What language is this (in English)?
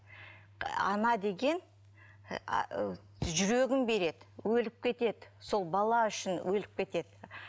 Kazakh